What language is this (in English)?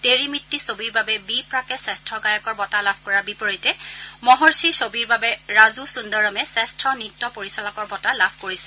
Assamese